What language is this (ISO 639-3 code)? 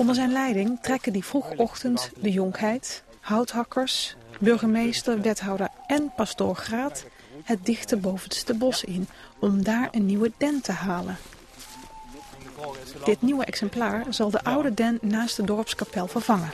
nld